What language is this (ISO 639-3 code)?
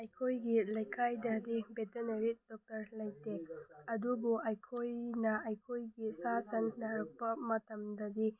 mni